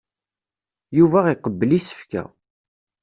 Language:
Kabyle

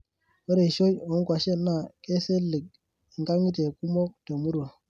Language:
Masai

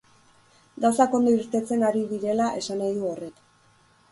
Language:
Basque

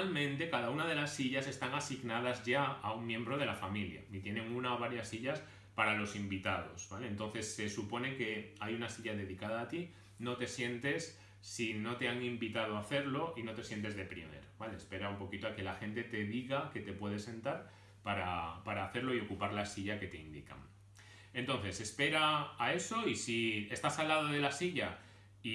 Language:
Spanish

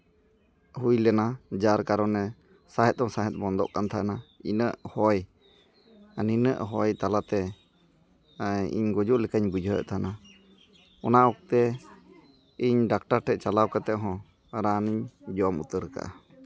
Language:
Santali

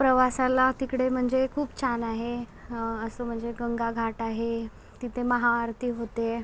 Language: Marathi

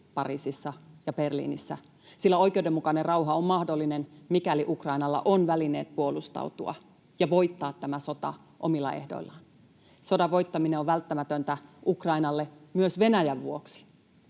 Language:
Finnish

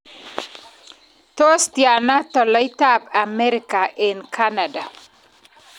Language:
Kalenjin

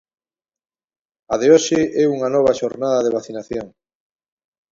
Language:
Galician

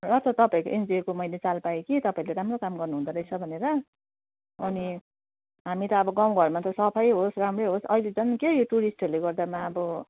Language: Nepali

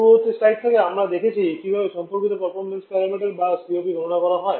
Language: Bangla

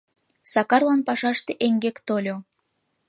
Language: Mari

